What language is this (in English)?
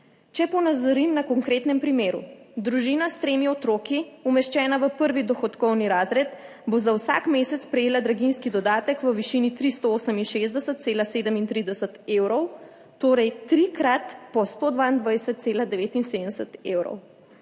Slovenian